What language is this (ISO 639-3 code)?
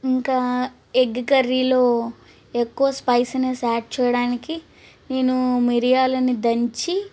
tel